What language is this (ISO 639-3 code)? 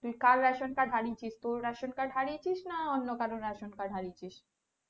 ben